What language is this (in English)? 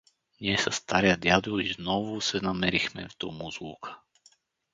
Bulgarian